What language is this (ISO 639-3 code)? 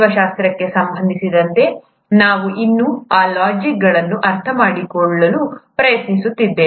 kan